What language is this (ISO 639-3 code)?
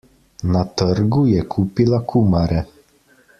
slv